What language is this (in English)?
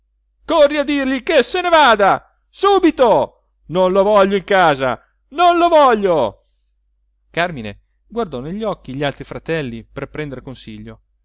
Italian